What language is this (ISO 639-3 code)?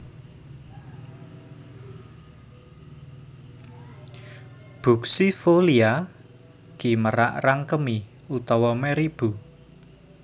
jav